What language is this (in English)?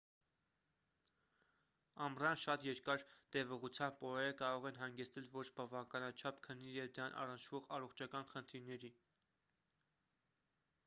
Armenian